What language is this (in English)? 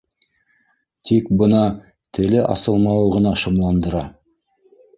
Bashkir